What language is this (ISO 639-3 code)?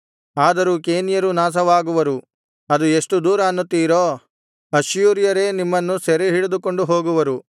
kan